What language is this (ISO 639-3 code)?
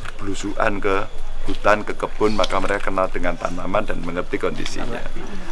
ind